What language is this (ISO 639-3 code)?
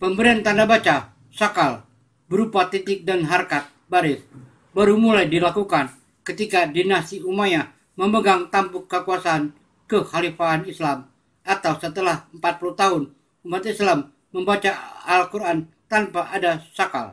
ind